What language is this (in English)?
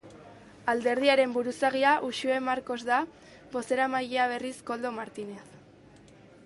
Basque